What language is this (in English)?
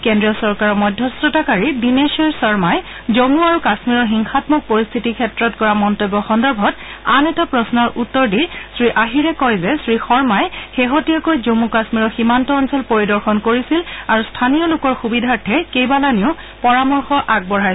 Assamese